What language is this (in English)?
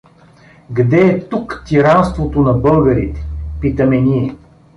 Bulgarian